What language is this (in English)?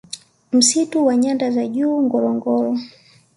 Swahili